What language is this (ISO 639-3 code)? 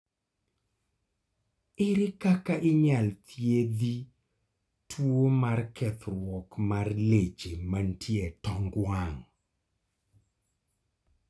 luo